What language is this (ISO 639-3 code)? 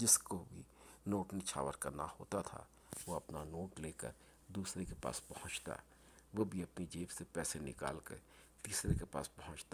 urd